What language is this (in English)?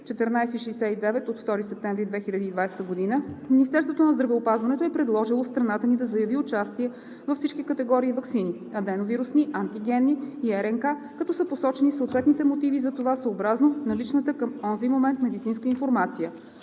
Bulgarian